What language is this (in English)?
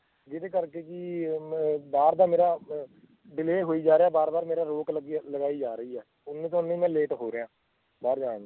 Punjabi